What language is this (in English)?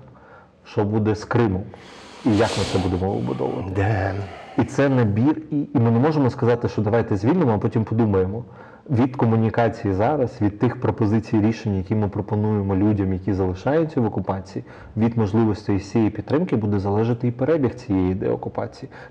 Ukrainian